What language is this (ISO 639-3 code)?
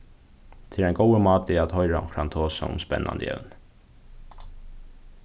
fao